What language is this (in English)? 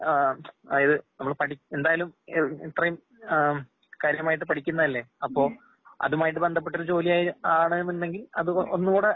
Malayalam